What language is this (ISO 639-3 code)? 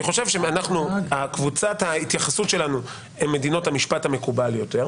heb